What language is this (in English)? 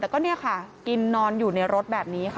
Thai